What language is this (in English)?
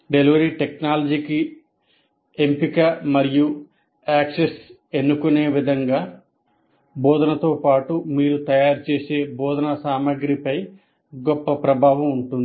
Telugu